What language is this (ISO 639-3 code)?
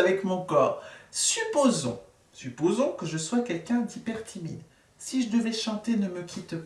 fra